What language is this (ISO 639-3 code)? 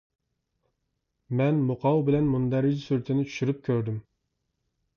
uig